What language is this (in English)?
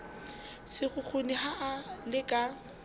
Southern Sotho